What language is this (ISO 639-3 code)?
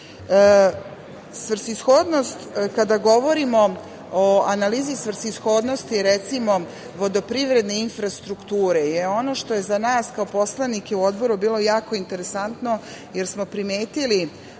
srp